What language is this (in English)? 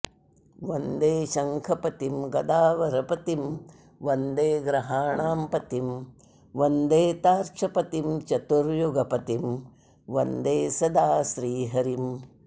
Sanskrit